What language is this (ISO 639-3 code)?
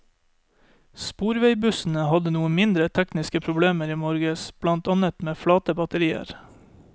nor